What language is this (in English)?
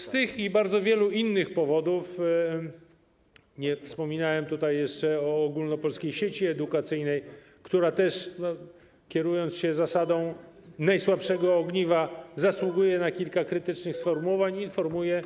Polish